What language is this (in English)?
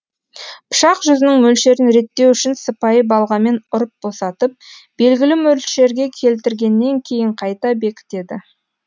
Kazakh